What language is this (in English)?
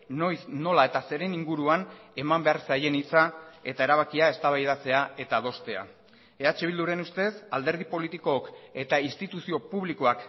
Basque